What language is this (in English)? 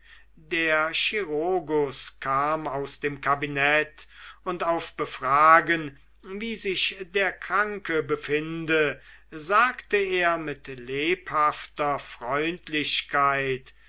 German